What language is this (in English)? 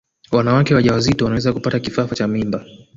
Swahili